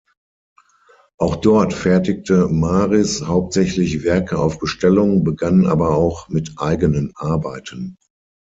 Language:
German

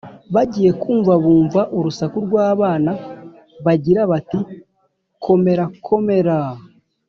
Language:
Kinyarwanda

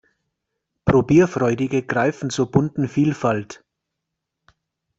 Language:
German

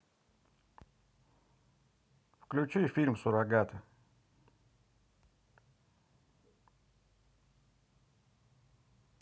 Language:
Russian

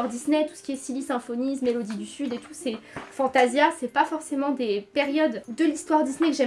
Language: French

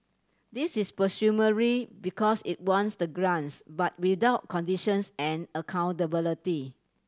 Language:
English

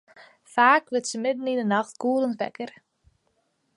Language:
Western Frisian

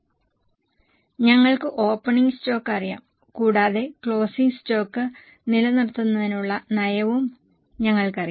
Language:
Malayalam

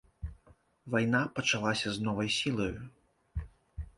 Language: Belarusian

